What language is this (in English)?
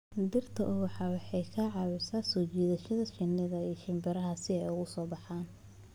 Somali